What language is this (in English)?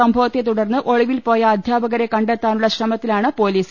Malayalam